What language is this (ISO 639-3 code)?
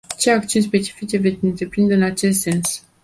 ron